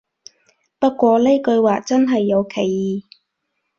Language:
Cantonese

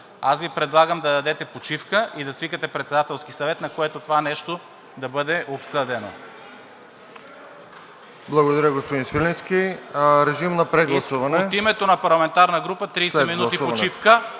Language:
Bulgarian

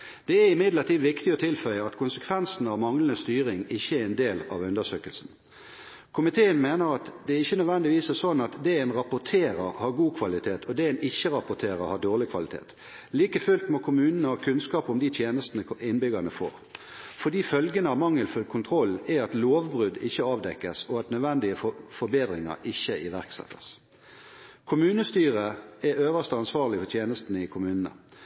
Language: Norwegian Bokmål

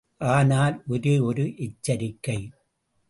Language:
Tamil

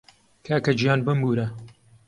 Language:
Central Kurdish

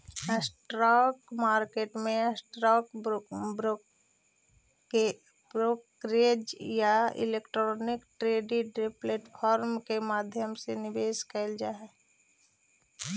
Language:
Magahi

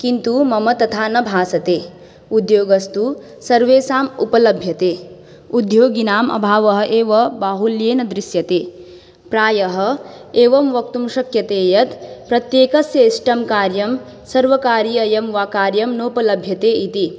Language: Sanskrit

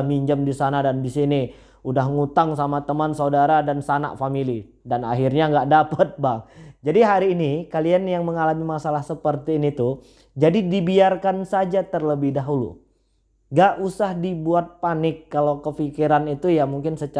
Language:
Indonesian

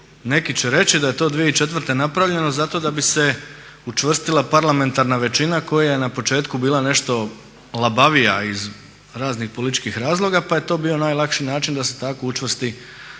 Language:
Croatian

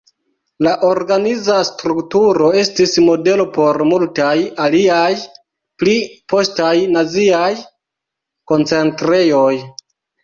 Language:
Esperanto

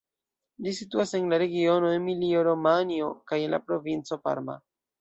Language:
Esperanto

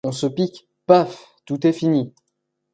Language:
French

